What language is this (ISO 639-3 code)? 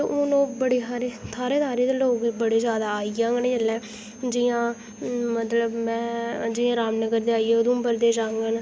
doi